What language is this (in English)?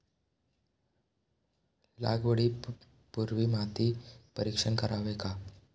Marathi